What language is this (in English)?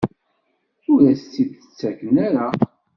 Kabyle